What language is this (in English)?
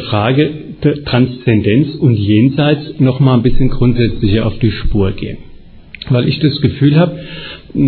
German